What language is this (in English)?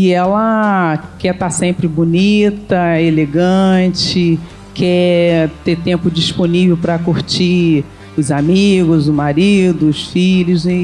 Portuguese